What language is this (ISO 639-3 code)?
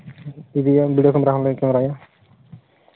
sat